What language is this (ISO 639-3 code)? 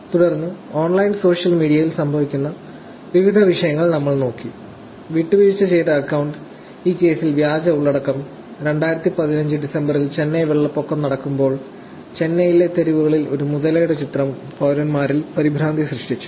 mal